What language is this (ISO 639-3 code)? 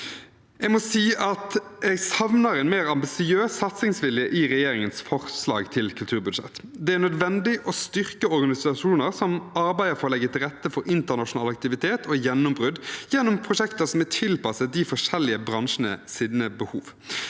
nor